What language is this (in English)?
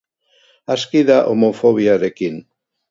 Basque